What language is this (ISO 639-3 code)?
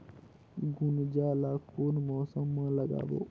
hne